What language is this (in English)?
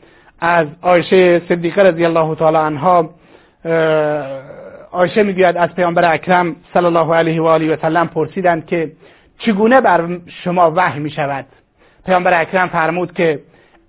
Persian